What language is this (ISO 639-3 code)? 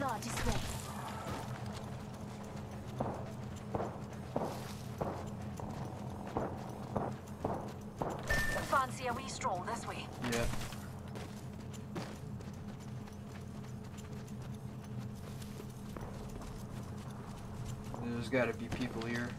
eng